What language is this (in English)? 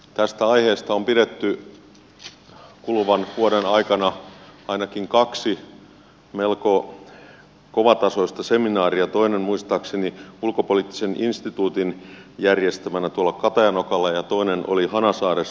Finnish